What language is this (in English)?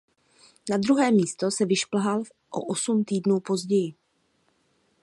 Czech